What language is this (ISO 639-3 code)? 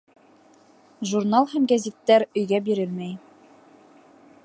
bak